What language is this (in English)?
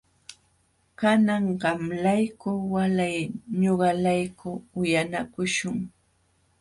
Jauja Wanca Quechua